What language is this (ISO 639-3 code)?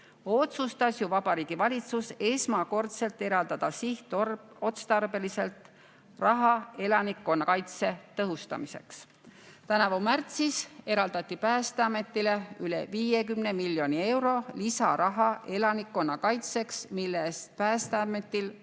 est